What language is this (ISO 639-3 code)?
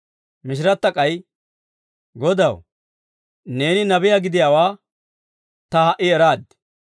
dwr